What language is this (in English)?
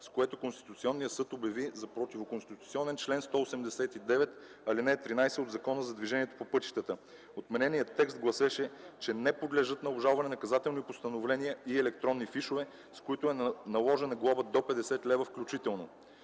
Bulgarian